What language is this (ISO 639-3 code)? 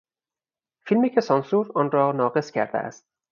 fas